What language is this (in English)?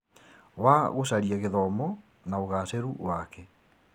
Kikuyu